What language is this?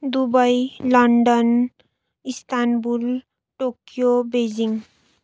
Nepali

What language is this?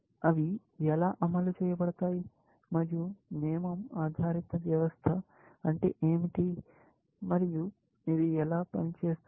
Telugu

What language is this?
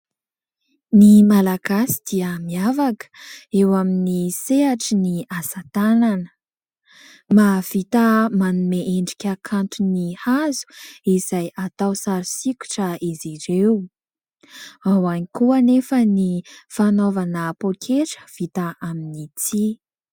Malagasy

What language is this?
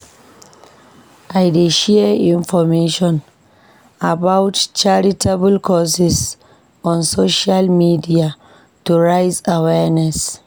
Nigerian Pidgin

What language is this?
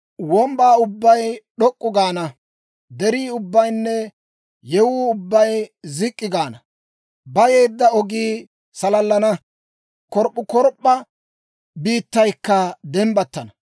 Dawro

